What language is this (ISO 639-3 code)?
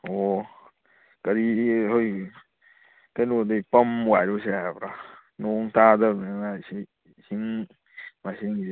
mni